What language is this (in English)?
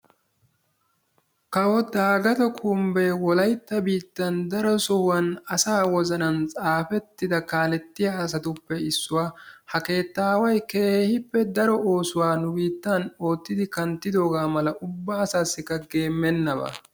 Wolaytta